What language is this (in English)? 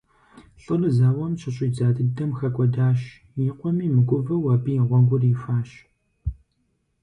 Kabardian